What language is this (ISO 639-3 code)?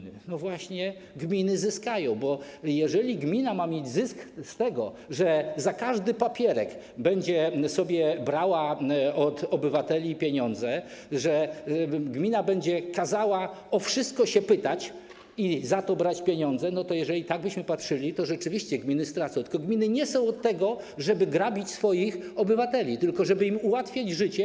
pol